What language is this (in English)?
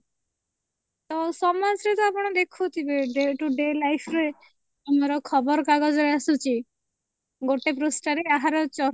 Odia